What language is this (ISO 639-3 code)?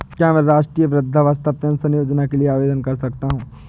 hin